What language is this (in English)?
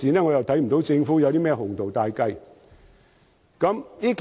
Cantonese